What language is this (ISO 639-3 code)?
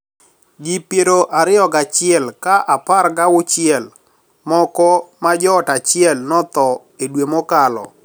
luo